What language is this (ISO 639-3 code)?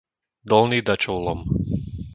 slk